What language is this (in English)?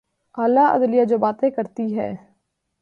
Urdu